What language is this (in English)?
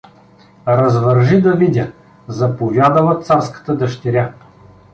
Bulgarian